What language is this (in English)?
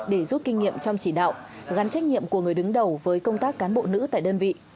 Vietnamese